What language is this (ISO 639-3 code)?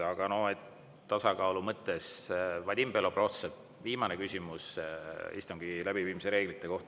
est